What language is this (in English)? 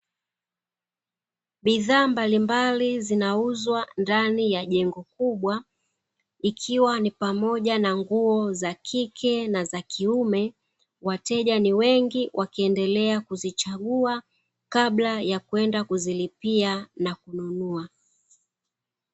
Swahili